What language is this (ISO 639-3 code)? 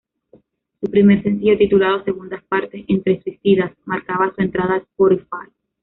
spa